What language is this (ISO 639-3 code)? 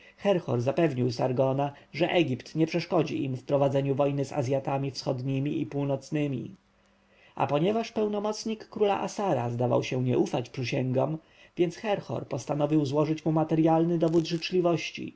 pol